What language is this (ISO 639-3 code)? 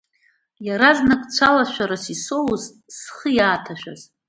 abk